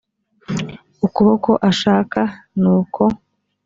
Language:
Kinyarwanda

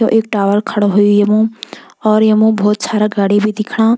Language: Garhwali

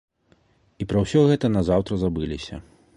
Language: Belarusian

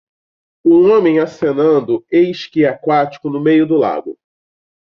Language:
Portuguese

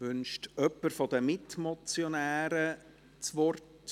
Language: Swiss German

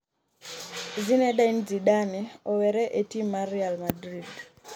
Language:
Luo (Kenya and Tanzania)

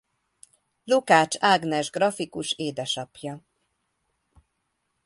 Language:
Hungarian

